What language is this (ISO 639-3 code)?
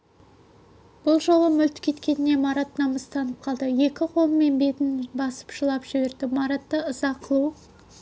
kaz